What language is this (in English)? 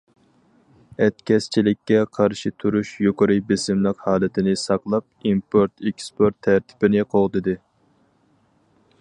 Uyghur